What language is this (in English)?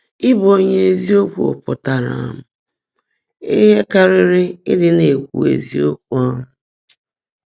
Igbo